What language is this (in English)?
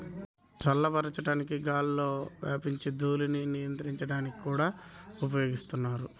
Telugu